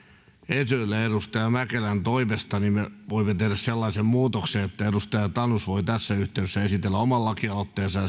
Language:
Finnish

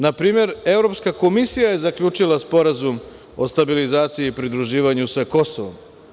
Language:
Serbian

